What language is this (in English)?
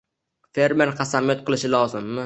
Uzbek